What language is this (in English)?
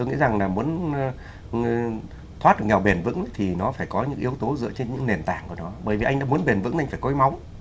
Vietnamese